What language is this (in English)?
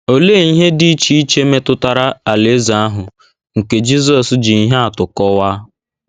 Igbo